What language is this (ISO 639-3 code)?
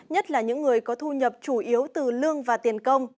vie